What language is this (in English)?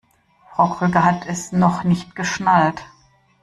German